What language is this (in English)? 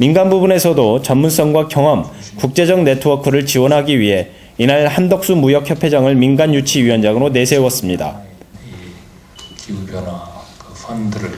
Korean